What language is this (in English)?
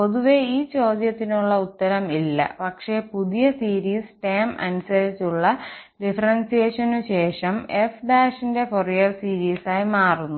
Malayalam